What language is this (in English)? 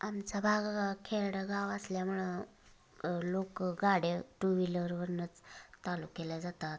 Marathi